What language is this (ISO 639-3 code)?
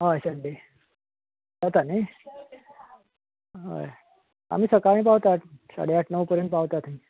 kok